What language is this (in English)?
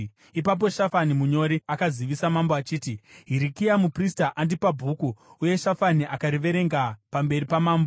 Shona